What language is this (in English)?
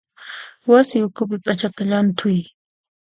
Puno Quechua